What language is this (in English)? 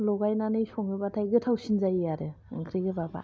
Bodo